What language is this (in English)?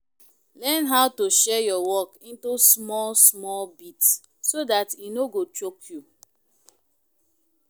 Nigerian Pidgin